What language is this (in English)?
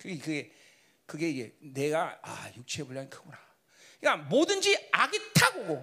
Korean